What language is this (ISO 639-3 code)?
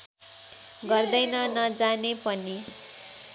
nep